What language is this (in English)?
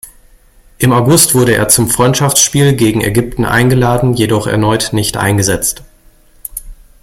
German